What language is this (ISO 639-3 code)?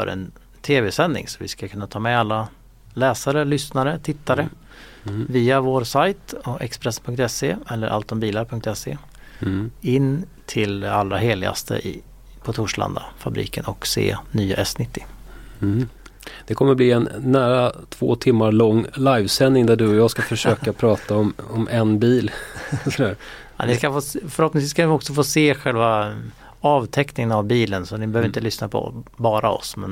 swe